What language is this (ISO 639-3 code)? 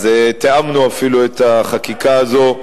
heb